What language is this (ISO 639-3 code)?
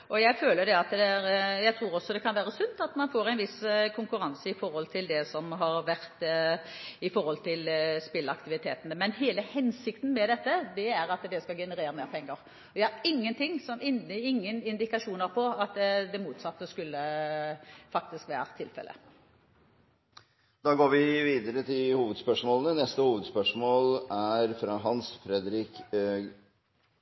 nor